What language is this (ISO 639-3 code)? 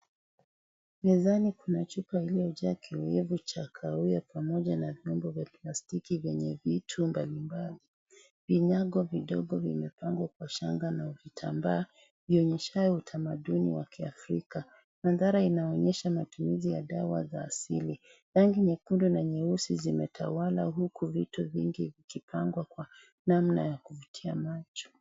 swa